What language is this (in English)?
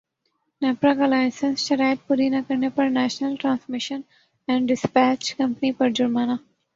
Urdu